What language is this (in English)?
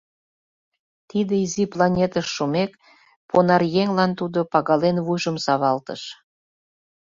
Mari